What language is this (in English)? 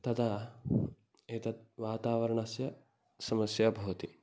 Sanskrit